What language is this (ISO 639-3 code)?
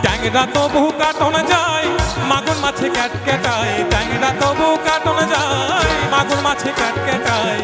ben